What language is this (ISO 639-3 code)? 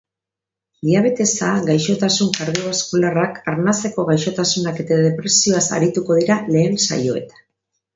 eus